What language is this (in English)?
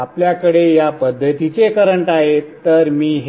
Marathi